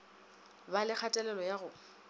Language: Northern Sotho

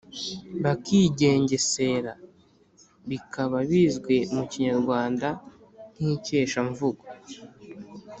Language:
Kinyarwanda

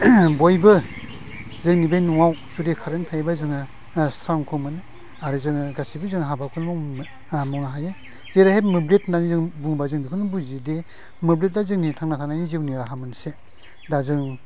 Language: Bodo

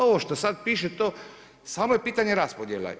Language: Croatian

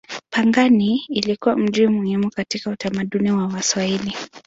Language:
Swahili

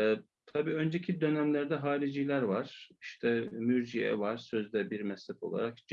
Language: Turkish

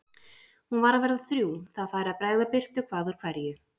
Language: Icelandic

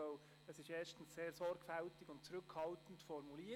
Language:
Swiss German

